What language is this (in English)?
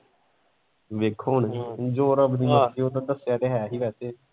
Punjabi